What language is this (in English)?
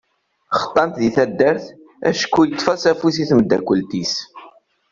Kabyle